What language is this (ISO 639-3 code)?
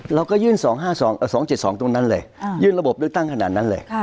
tha